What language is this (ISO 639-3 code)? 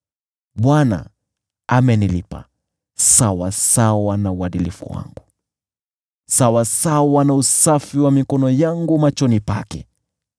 swa